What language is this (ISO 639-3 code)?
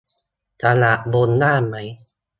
tha